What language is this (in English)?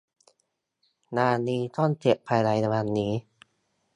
Thai